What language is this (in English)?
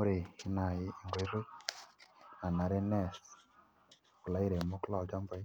Masai